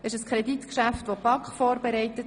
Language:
Swiss German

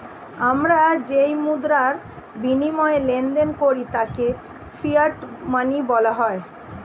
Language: Bangla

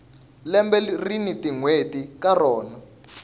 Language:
Tsonga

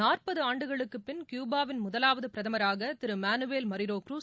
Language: Tamil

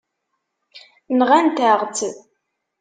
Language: Kabyle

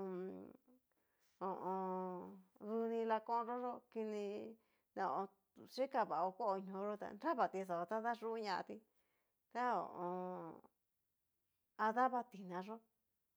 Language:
Cacaloxtepec Mixtec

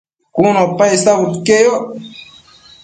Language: Matsés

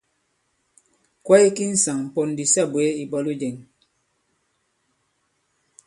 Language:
Bankon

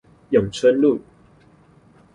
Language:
Chinese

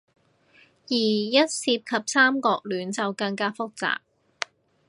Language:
Cantonese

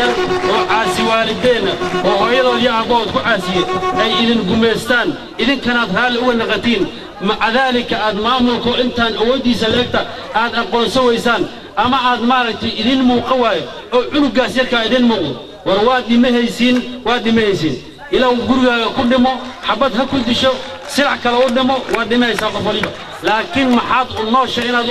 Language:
Arabic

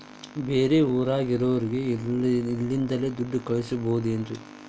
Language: Kannada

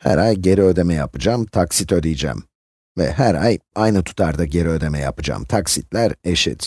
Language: Turkish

